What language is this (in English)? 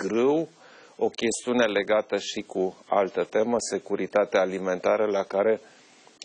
Romanian